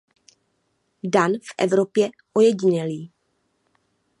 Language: Czech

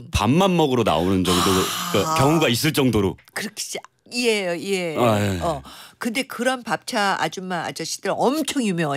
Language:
Korean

